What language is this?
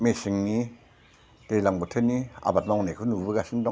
Bodo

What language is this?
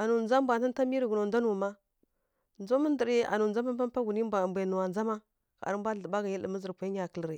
Kirya-Konzəl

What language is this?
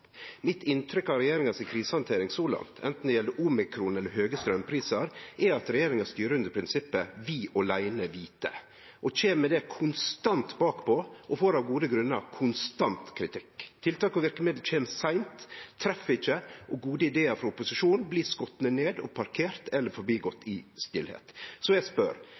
Norwegian Nynorsk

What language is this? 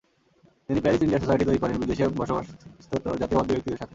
Bangla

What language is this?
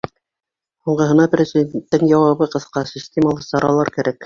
Bashkir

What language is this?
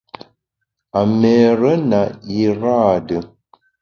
Bamun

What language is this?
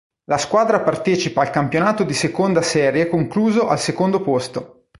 Italian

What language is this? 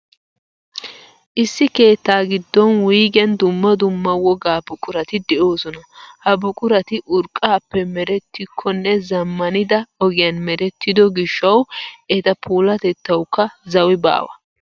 Wolaytta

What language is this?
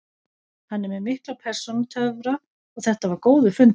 Icelandic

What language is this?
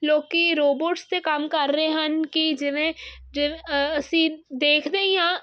Punjabi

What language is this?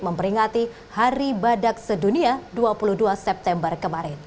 Indonesian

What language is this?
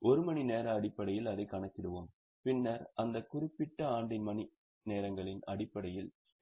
Tamil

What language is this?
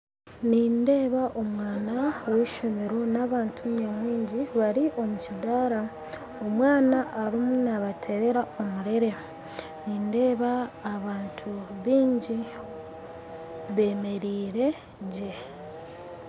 Nyankole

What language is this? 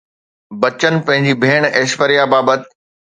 Sindhi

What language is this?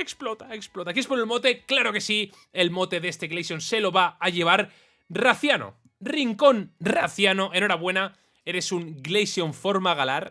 Spanish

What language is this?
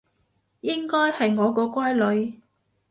Cantonese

